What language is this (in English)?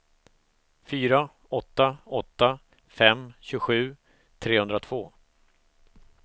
Swedish